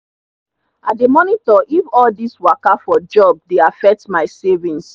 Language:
Nigerian Pidgin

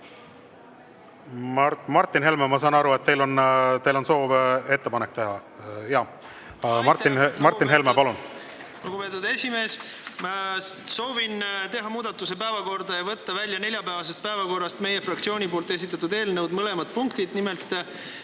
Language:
Estonian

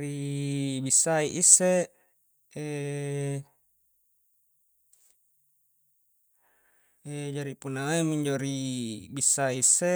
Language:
Coastal Konjo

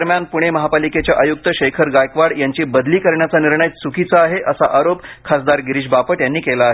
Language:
Marathi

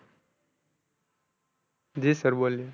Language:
Gujarati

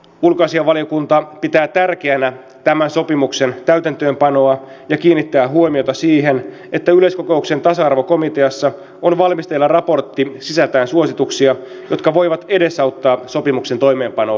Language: Finnish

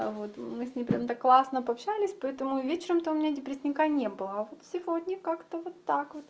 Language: Russian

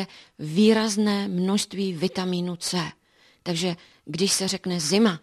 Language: Czech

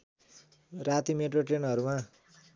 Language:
Nepali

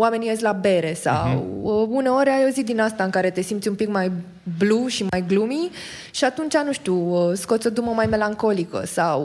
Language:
Romanian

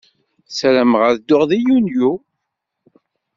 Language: Kabyle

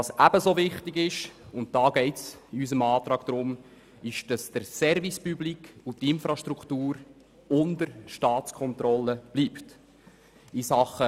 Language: Swiss German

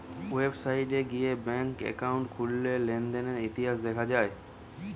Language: Bangla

